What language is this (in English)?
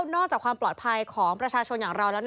Thai